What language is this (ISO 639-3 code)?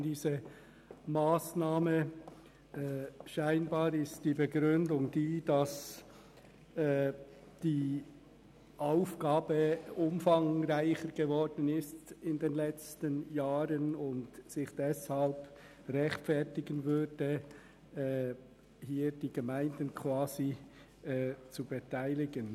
gsw